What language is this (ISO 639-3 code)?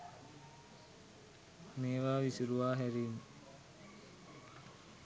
sin